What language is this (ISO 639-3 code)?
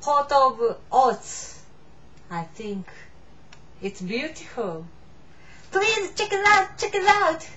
jpn